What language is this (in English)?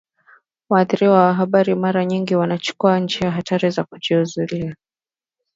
Swahili